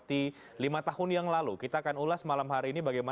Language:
Indonesian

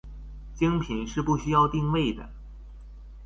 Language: Chinese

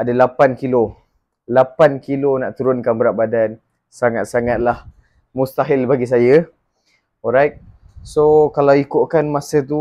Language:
Malay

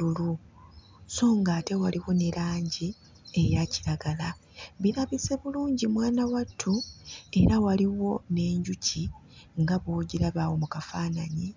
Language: Ganda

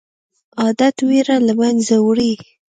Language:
Pashto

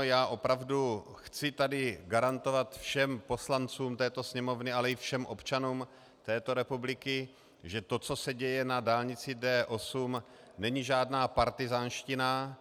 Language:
Czech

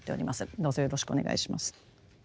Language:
Japanese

